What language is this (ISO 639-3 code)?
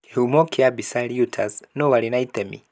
kik